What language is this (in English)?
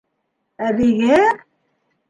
Bashkir